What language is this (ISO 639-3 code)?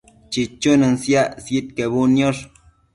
mcf